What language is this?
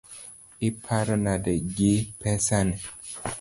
Luo (Kenya and Tanzania)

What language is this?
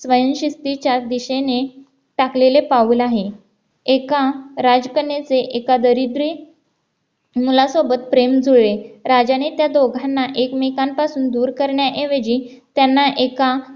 Marathi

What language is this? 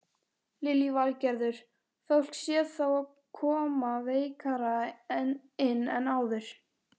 Icelandic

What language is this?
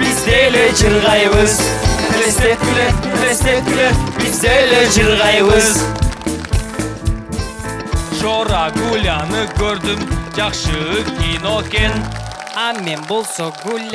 Turkish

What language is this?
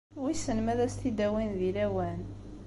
Kabyle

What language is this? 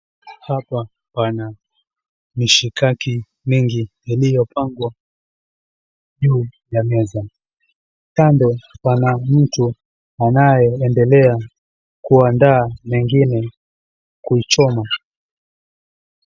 Swahili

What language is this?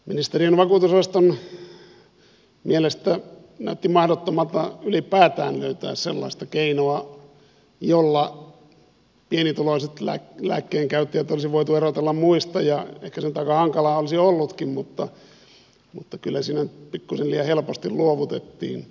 Finnish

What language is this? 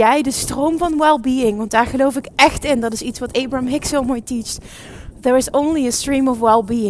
Dutch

